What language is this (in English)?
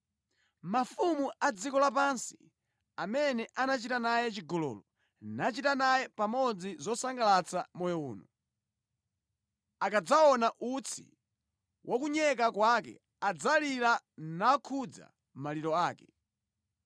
Nyanja